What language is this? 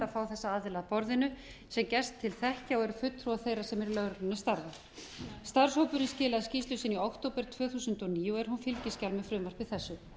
Icelandic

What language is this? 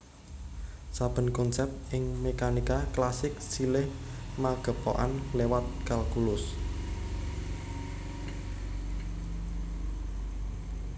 Javanese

